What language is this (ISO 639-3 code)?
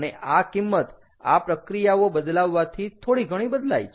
guj